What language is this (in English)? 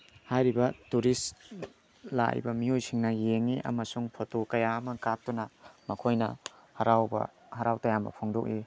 Manipuri